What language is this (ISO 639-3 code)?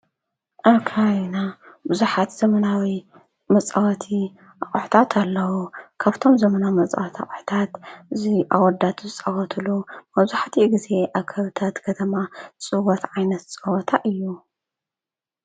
tir